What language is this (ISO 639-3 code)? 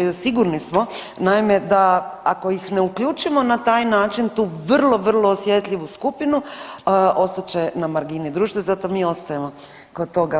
hrv